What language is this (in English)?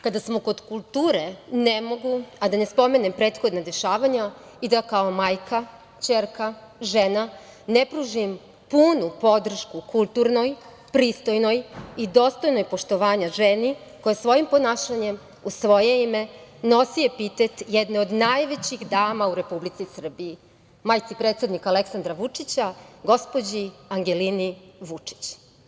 Serbian